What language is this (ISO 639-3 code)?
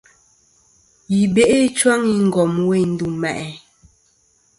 bkm